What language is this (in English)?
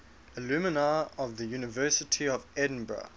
English